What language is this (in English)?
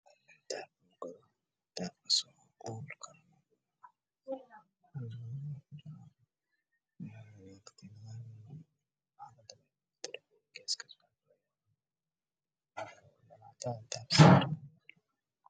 Somali